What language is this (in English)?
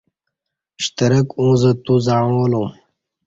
Kati